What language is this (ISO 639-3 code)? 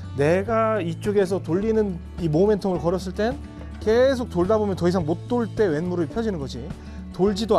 kor